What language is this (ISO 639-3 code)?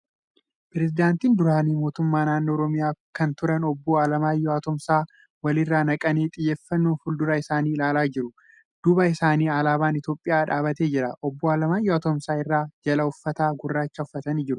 orm